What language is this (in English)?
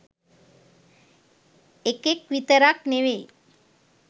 Sinhala